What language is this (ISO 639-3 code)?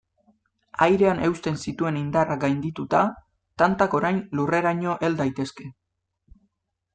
eus